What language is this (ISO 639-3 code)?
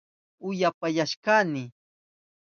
qup